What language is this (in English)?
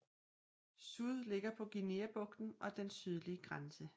Danish